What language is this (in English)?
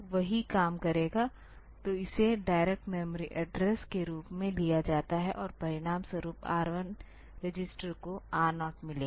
Hindi